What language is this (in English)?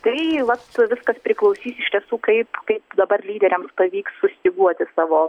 Lithuanian